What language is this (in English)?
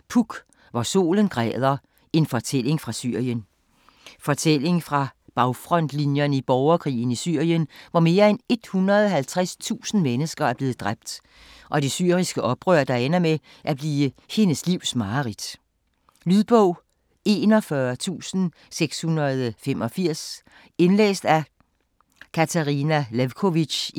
Danish